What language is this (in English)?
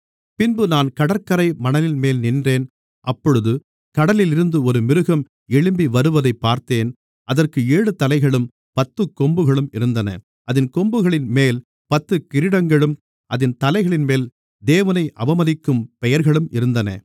Tamil